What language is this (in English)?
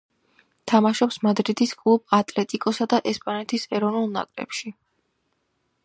Georgian